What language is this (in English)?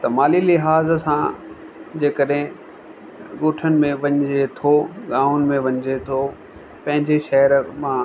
Sindhi